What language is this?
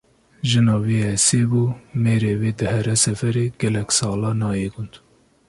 Kurdish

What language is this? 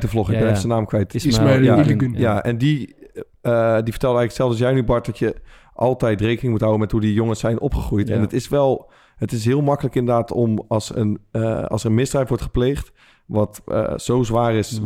Dutch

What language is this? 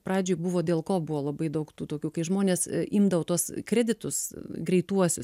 Lithuanian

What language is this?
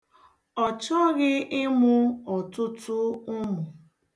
Igbo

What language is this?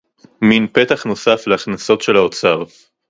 Hebrew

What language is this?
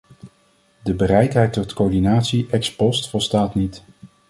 Dutch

